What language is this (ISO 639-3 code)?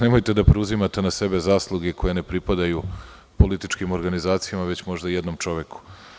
srp